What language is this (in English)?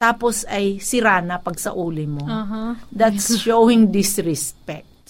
Filipino